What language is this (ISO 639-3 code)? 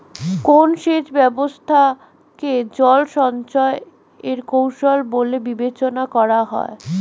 ben